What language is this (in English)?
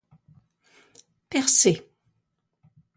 French